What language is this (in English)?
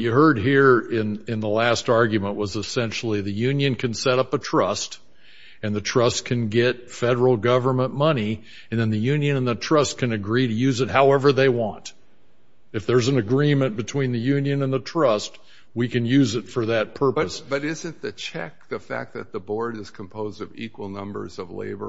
English